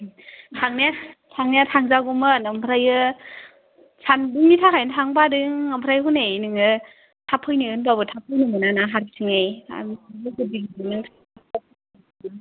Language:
Bodo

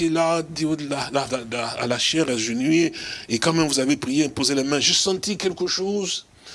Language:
French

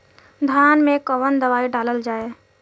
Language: Bhojpuri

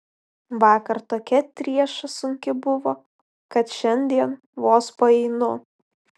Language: Lithuanian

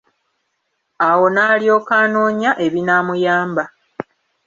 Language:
Ganda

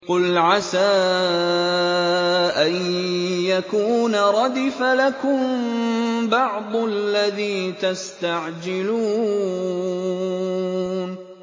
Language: Arabic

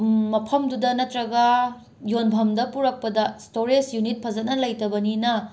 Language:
Manipuri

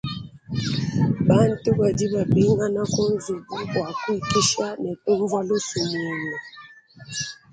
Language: Luba-Lulua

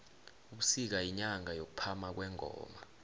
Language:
South Ndebele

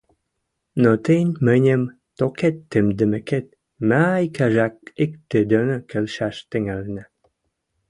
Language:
Western Mari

